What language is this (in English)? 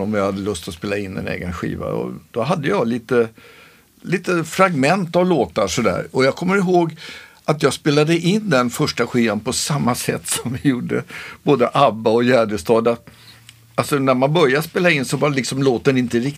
Swedish